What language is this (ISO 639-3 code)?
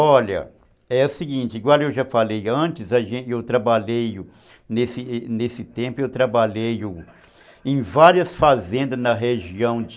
por